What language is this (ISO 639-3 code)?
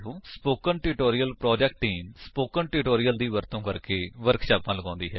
pan